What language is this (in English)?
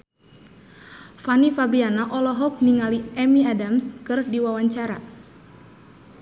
Sundanese